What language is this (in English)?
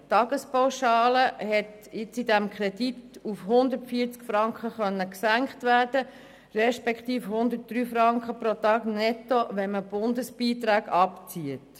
Swiss German